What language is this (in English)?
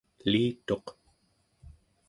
Central Yupik